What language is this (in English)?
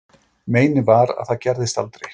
Icelandic